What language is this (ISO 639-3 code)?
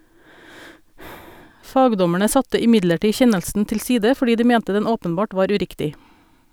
nor